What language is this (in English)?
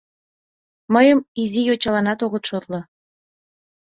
Mari